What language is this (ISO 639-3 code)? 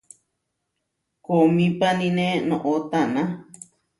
var